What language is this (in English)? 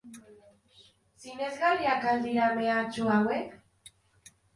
Basque